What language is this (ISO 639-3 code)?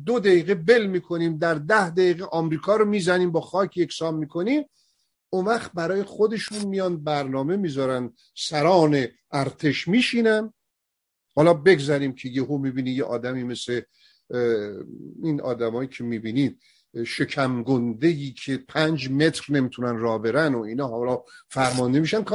fas